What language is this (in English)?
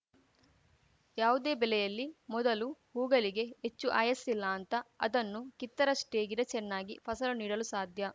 Kannada